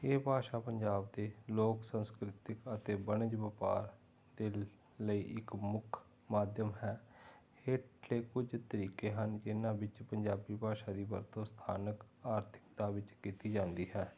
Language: Punjabi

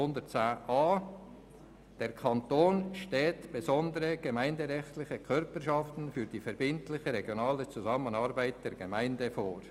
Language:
Swiss German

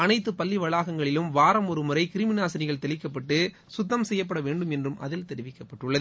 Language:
Tamil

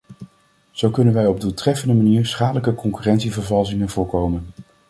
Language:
Dutch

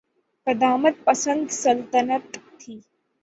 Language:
Urdu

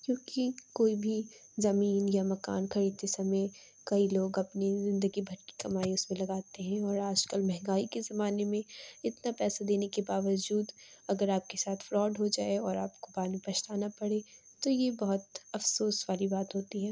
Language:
Urdu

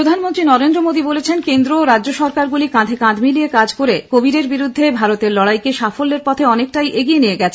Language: Bangla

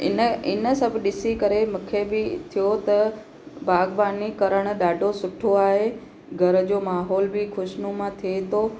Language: Sindhi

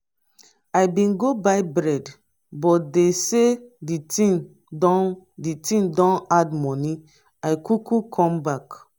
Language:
Nigerian Pidgin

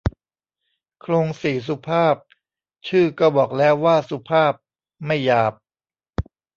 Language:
Thai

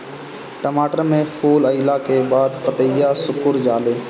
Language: Bhojpuri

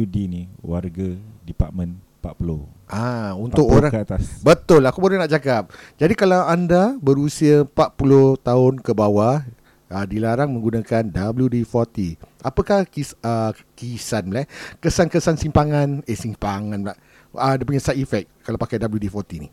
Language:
Malay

